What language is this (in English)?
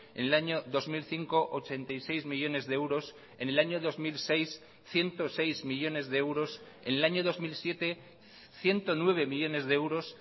Spanish